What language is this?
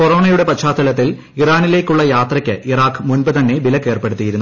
Malayalam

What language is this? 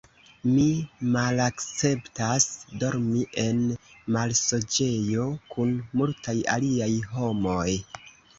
Esperanto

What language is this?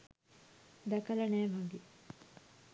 Sinhala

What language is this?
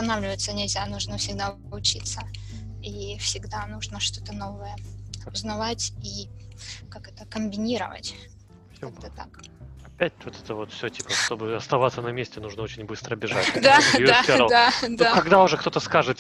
Russian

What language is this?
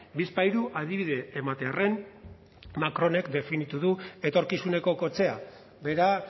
Basque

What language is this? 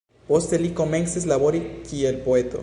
Esperanto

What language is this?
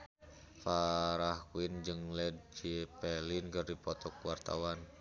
Sundanese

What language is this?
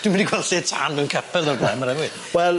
Welsh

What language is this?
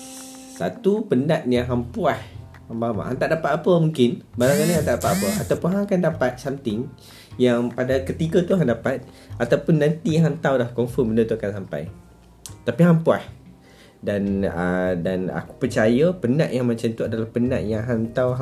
Malay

